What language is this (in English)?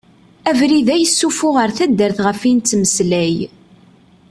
Kabyle